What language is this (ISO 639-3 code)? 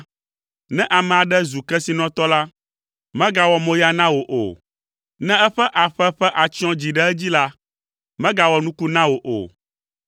ewe